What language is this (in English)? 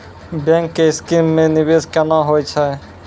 Maithili